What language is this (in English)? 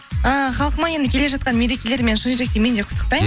Kazakh